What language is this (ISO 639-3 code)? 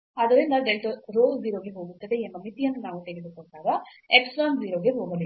kan